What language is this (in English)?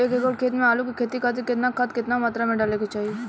Bhojpuri